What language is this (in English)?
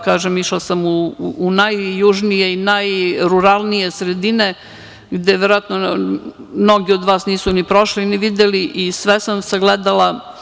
Serbian